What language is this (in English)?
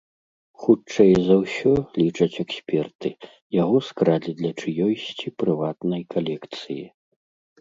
Belarusian